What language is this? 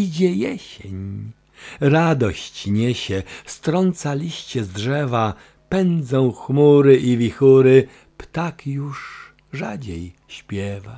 Polish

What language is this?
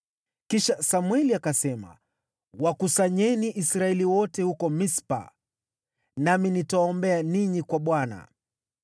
Swahili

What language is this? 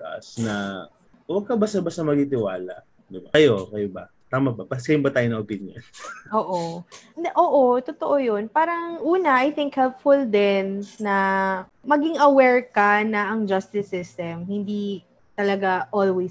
Filipino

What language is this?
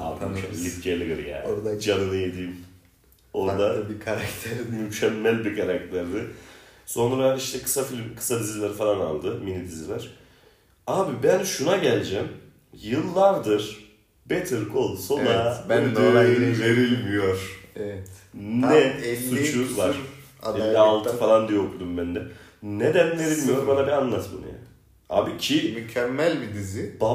Turkish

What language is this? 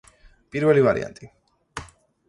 Georgian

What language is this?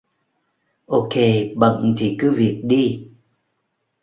Vietnamese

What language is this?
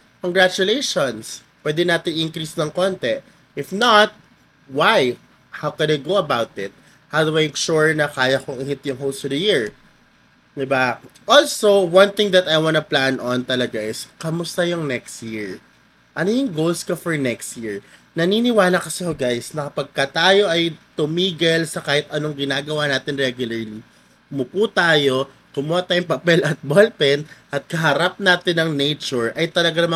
Filipino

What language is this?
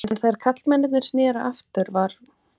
Icelandic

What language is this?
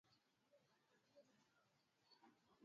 Swahili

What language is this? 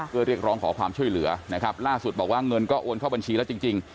Thai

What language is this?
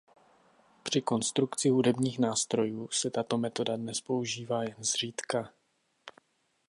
Czech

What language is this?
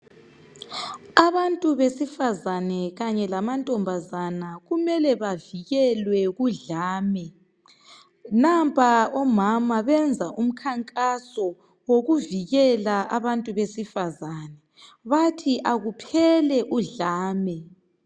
North Ndebele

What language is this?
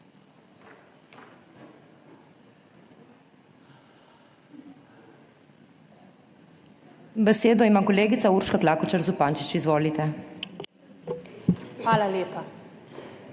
Slovenian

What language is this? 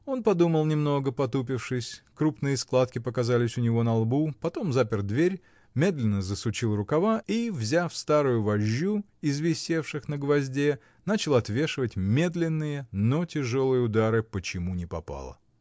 Russian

